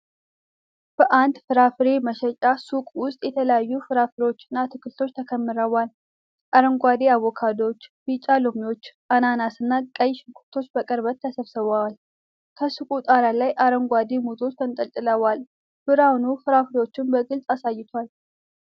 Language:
Amharic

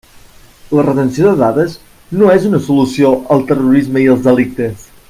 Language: Catalan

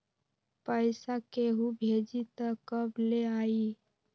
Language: Magahi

